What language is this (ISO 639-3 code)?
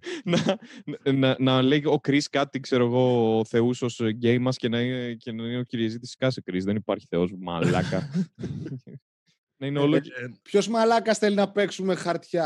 ell